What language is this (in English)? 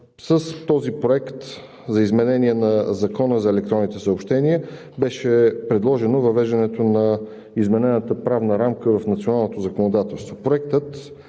Bulgarian